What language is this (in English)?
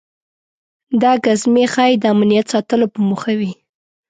Pashto